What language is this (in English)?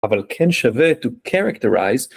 Hebrew